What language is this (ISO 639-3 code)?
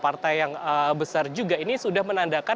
ind